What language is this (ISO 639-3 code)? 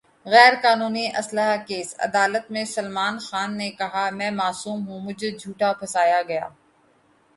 urd